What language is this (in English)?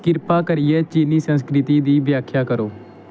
Dogri